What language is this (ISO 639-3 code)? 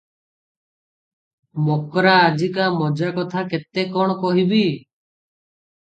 ori